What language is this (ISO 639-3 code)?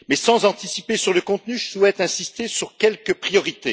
fra